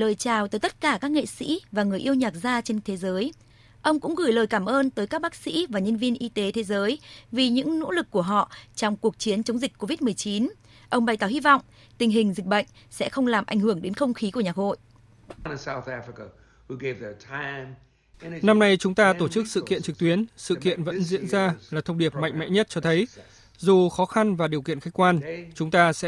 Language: Vietnamese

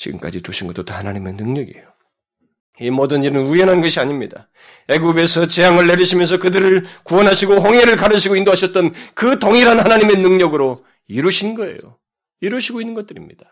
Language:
Korean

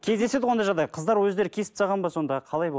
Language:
Kazakh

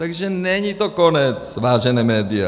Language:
Czech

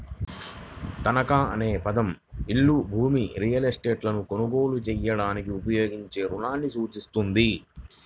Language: Telugu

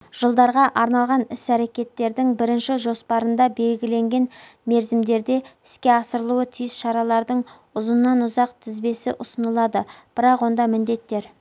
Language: Kazakh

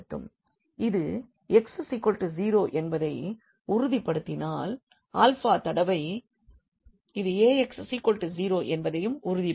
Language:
Tamil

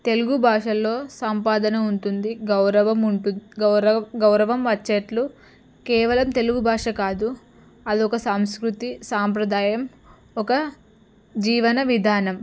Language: Telugu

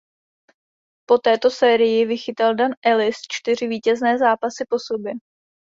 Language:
Czech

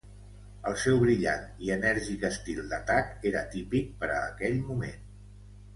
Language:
Catalan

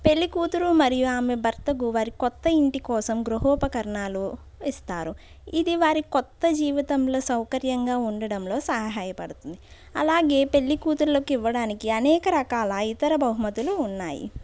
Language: Telugu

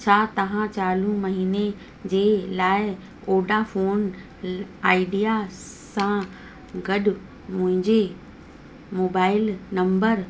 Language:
Sindhi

